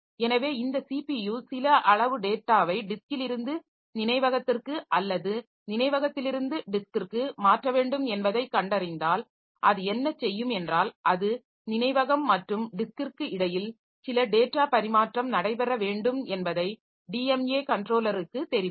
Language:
Tamil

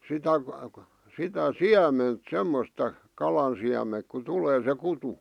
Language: Finnish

